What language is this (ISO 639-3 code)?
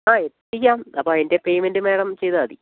mal